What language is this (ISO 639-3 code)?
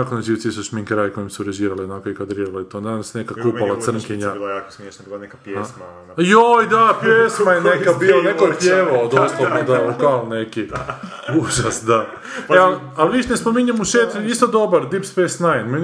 hrv